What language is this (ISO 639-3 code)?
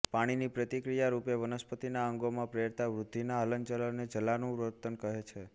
guj